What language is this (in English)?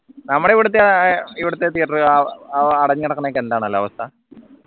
Malayalam